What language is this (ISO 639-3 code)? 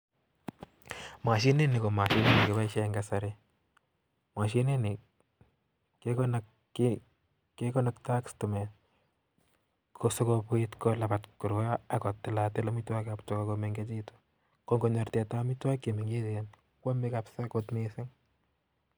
kln